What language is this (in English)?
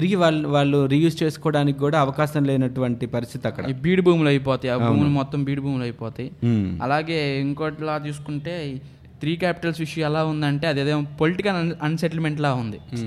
Telugu